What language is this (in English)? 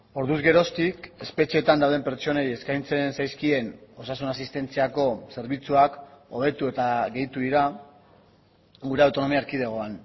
Basque